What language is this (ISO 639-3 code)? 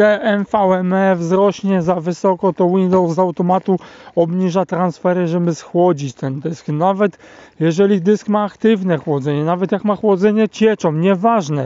pol